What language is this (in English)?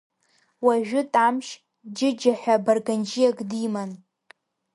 Abkhazian